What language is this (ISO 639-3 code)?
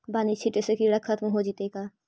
mag